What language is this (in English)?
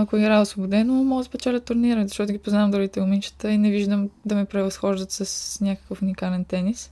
Bulgarian